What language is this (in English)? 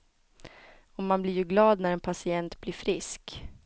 Swedish